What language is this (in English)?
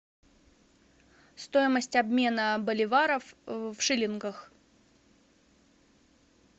Russian